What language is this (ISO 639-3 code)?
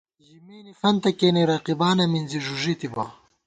gwt